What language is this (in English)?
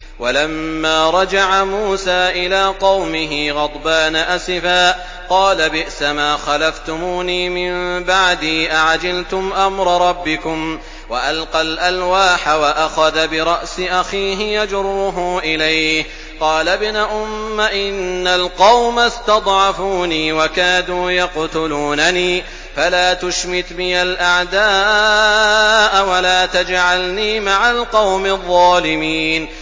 Arabic